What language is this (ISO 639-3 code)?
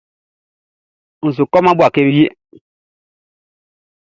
bci